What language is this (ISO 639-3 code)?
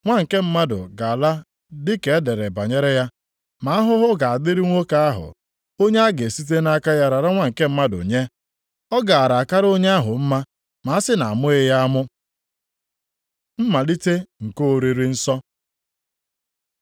ibo